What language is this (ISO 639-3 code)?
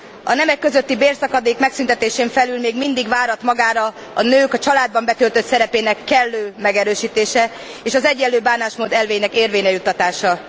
hun